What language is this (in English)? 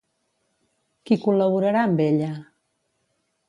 Catalan